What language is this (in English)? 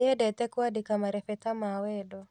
Kikuyu